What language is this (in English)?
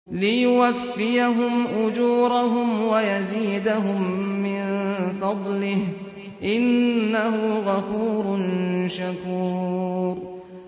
Arabic